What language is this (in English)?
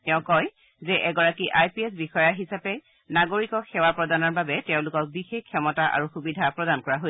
Assamese